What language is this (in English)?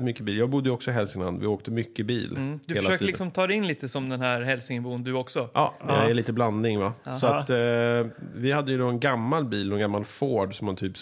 Swedish